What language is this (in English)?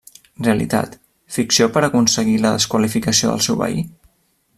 Catalan